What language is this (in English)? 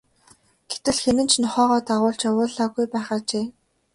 Mongolian